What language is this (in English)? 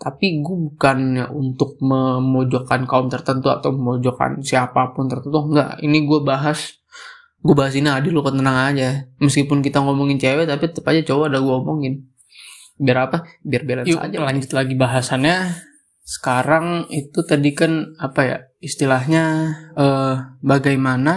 Indonesian